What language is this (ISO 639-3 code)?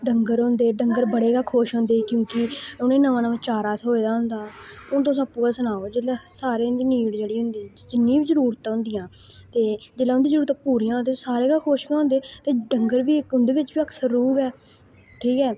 doi